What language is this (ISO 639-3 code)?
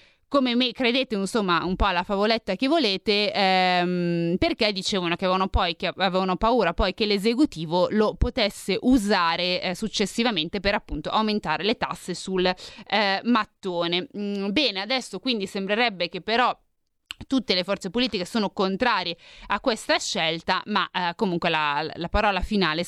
ita